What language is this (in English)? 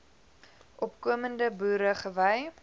Afrikaans